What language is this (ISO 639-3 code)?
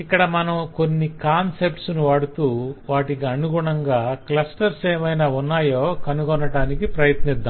tel